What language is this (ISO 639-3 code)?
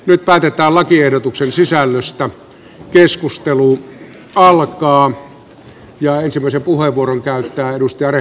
fin